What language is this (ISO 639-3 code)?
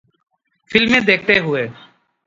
urd